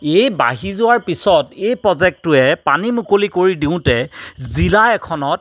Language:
Assamese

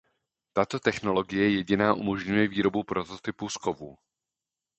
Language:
Czech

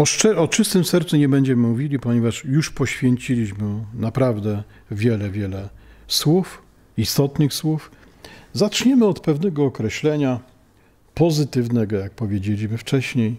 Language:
Polish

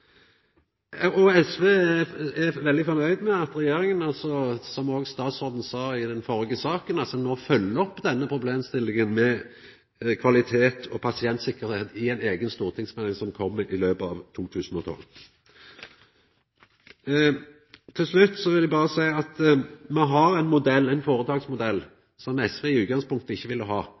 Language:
Norwegian Nynorsk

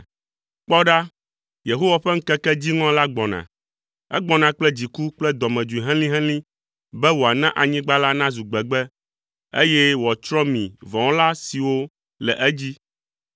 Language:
Ewe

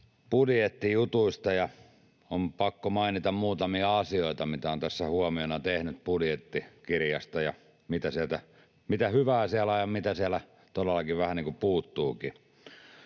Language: Finnish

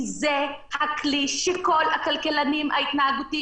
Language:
Hebrew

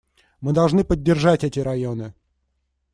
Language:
Russian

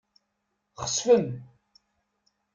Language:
Kabyle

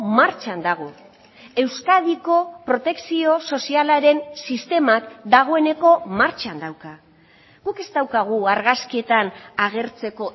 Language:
Basque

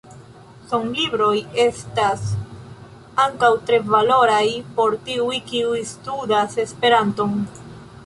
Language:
Esperanto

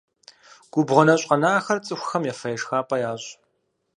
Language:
Kabardian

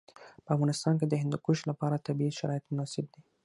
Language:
Pashto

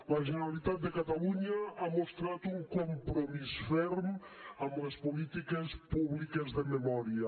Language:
Catalan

